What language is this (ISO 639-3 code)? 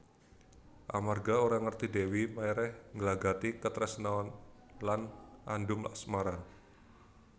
jav